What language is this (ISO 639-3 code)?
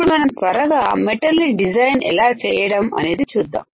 tel